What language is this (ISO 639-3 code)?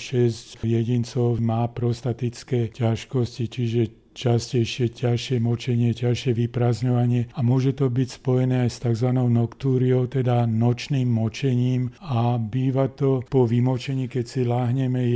slk